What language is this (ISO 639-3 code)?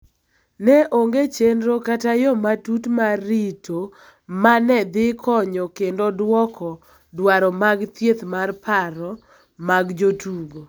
luo